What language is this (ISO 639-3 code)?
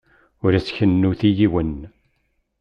kab